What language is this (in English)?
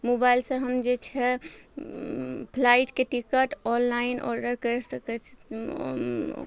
Maithili